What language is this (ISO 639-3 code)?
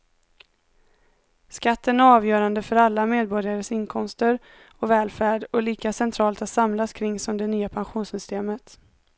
swe